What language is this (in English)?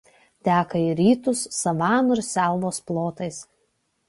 Lithuanian